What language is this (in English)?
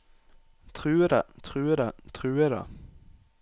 Norwegian